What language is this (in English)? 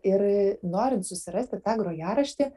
Lithuanian